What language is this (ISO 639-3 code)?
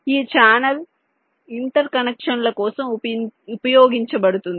tel